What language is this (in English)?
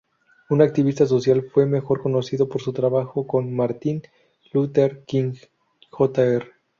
Spanish